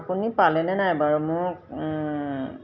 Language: Assamese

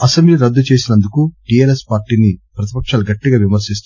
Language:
Telugu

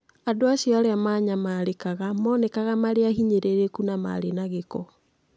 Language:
Kikuyu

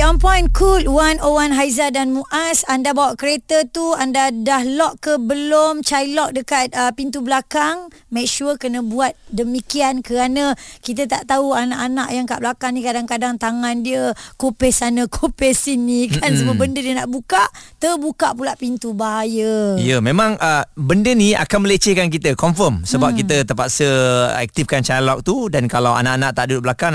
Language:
Malay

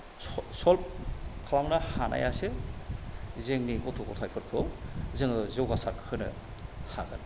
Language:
Bodo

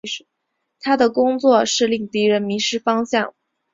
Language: Chinese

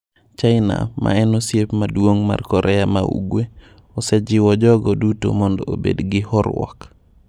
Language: Luo (Kenya and Tanzania)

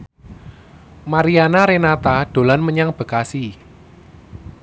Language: Javanese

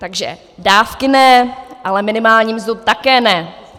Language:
Czech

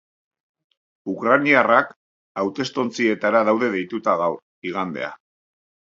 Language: Basque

